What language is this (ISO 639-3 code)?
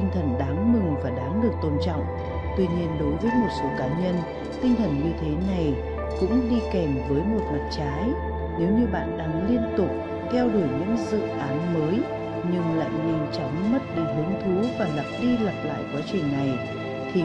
vie